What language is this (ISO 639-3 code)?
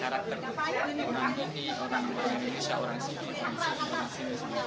ind